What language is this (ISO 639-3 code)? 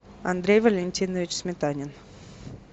rus